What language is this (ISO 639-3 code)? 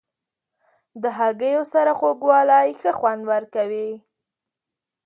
pus